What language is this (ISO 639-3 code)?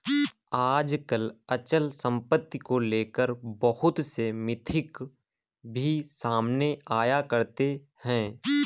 hin